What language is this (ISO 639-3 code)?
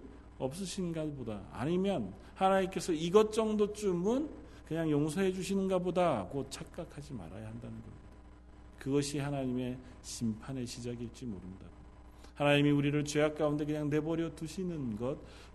kor